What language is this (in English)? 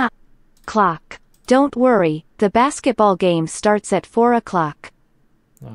Russian